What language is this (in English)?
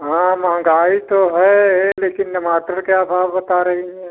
Hindi